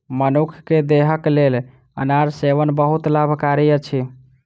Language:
Maithili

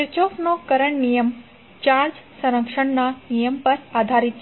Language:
Gujarati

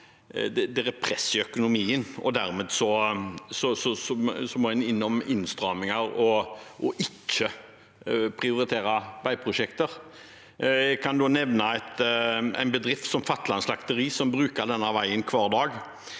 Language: Norwegian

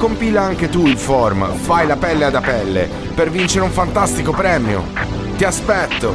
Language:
Italian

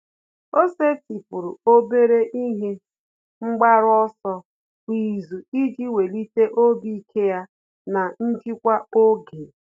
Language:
Igbo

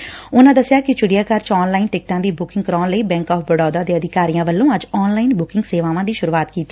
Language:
Punjabi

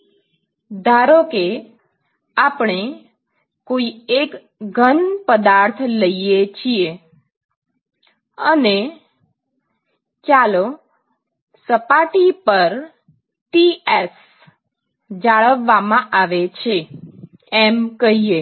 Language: Gujarati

